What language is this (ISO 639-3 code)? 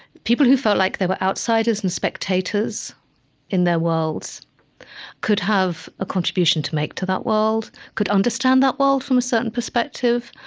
eng